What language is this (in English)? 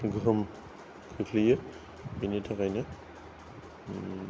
Bodo